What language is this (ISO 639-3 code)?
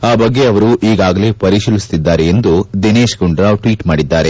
kan